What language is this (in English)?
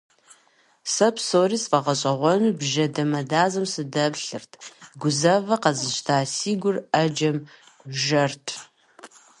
Kabardian